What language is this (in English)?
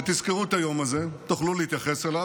Hebrew